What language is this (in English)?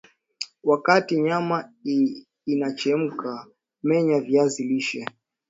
Swahili